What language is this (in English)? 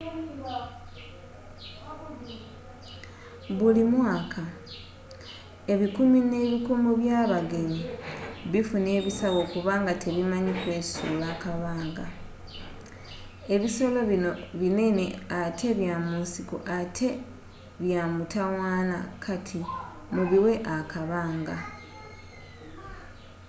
Ganda